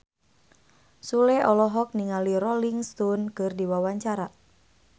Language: Sundanese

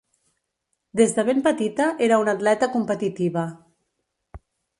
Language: Catalan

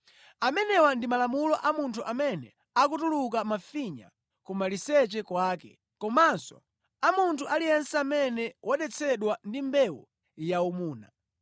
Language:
Nyanja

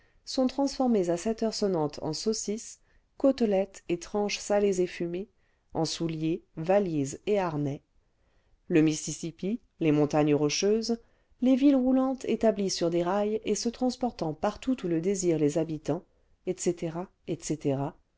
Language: French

